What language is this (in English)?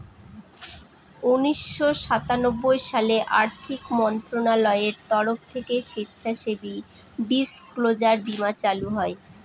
Bangla